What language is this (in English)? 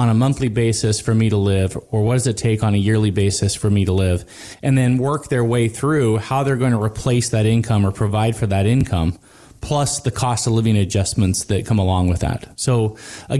English